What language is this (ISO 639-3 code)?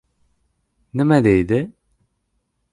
uzb